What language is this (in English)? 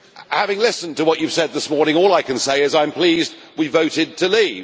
English